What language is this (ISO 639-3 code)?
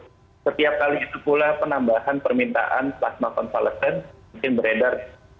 ind